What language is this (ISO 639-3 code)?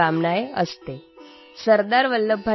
asm